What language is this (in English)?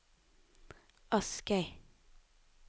Norwegian